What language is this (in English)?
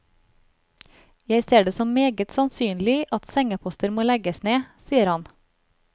Norwegian